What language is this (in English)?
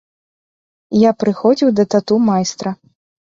Belarusian